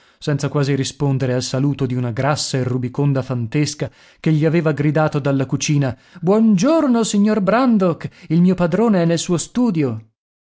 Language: Italian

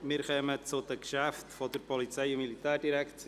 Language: Swiss German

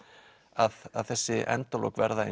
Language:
Icelandic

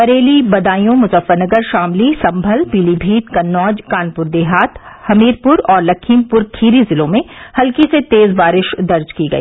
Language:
Hindi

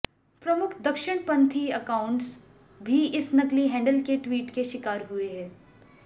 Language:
Hindi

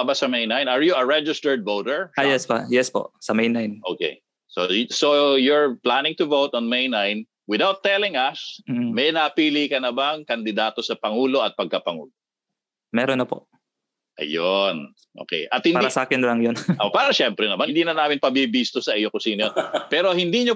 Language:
Filipino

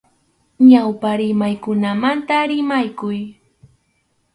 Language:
Arequipa-La Unión Quechua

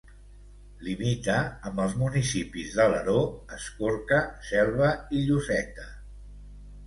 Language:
Catalan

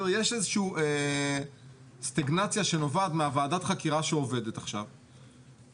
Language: Hebrew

